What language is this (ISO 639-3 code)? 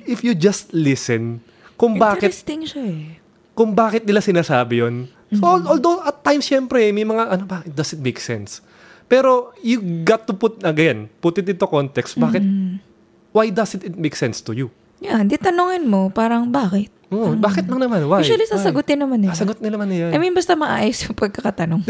fil